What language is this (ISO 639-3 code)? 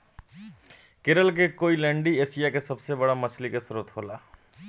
bho